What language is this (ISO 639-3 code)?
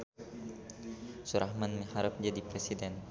sun